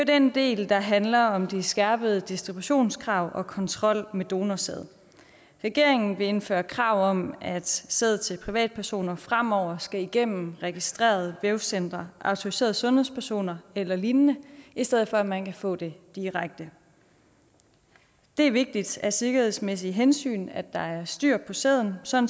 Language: Danish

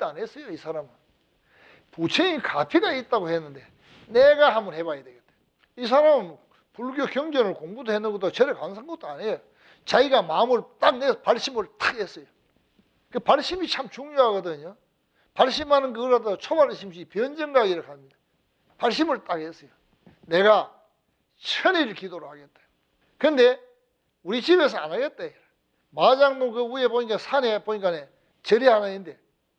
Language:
Korean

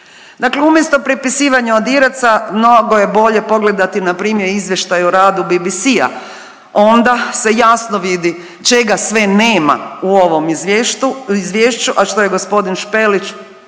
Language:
Croatian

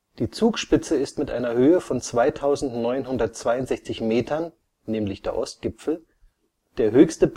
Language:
German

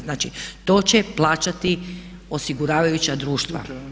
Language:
Croatian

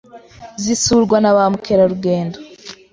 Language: Kinyarwanda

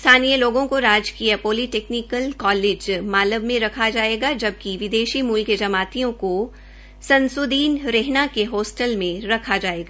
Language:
Hindi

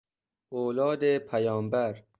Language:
Persian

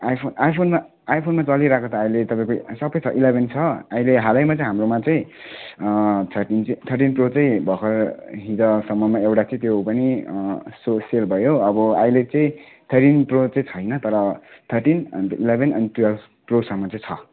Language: Nepali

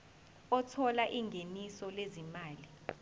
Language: Zulu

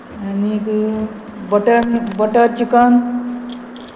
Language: Konkani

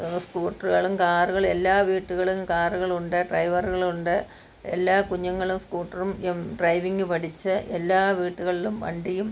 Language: Malayalam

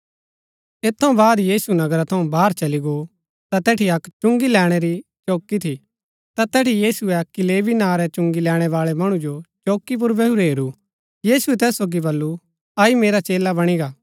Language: Gaddi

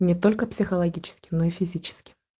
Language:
Russian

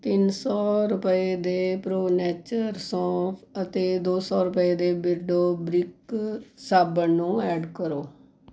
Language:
Punjabi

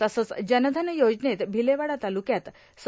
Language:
Marathi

